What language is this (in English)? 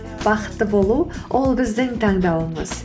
Kazakh